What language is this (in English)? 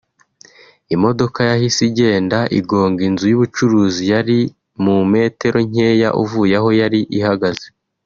Kinyarwanda